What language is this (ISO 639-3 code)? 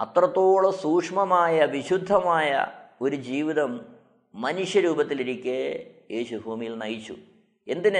mal